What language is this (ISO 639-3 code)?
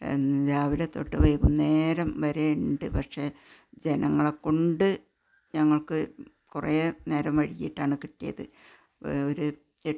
mal